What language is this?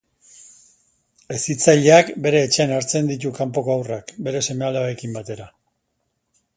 Basque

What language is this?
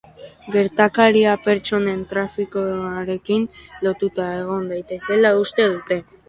Basque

